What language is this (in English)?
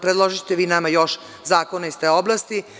Serbian